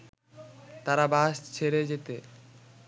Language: Bangla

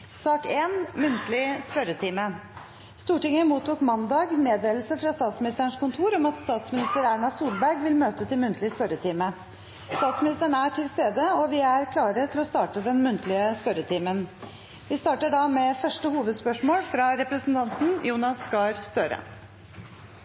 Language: Norwegian Bokmål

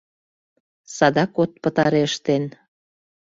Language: Mari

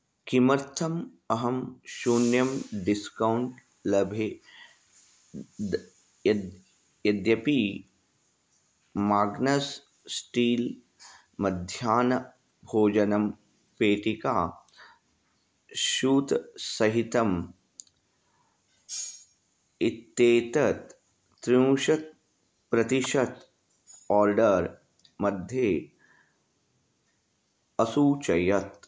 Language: Sanskrit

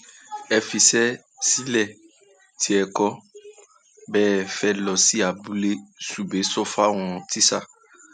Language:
Yoruba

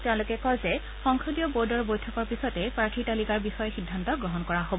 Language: Assamese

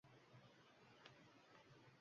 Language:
Uzbek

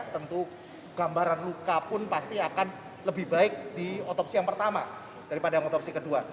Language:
Indonesian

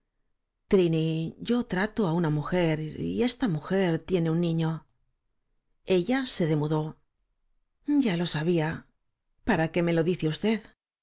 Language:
Spanish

